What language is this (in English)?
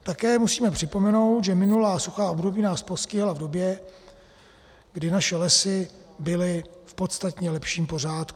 Czech